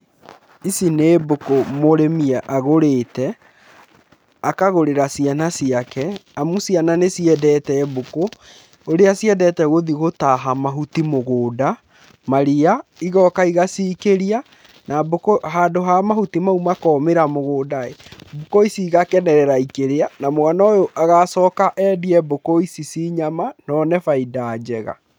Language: Kikuyu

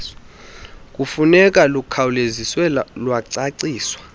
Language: Xhosa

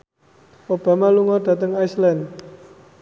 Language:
Javanese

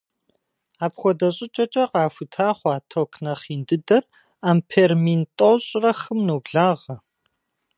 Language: Kabardian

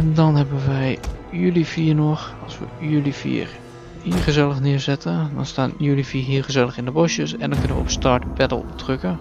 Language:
Dutch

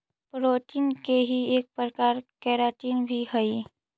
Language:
Magahi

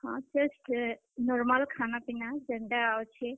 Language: Odia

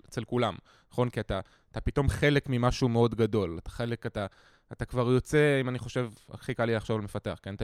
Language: Hebrew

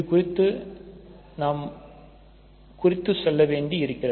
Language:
Tamil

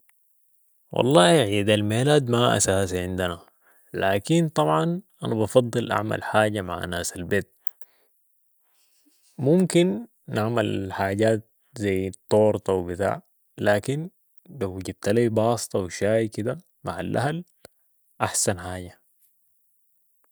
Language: Sudanese Arabic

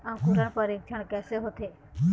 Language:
Chhattisgarhi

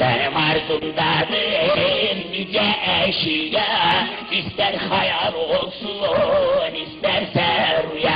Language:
Turkish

